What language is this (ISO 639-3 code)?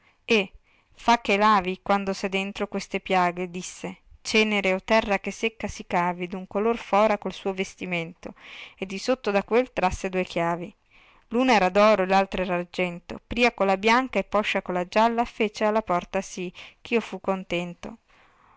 ita